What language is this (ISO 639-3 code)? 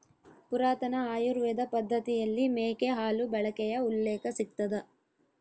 kan